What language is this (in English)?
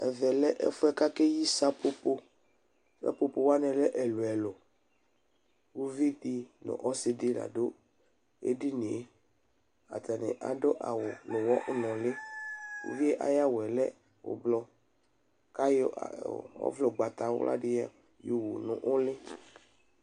Ikposo